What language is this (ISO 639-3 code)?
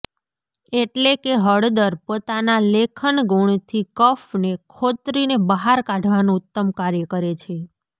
guj